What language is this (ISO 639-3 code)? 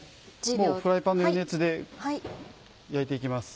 jpn